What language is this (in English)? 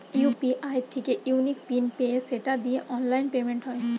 Bangla